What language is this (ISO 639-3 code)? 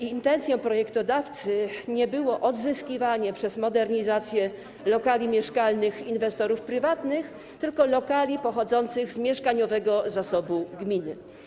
pol